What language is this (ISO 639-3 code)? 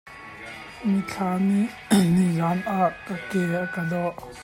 cnh